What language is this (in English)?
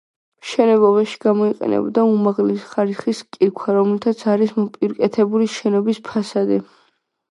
Georgian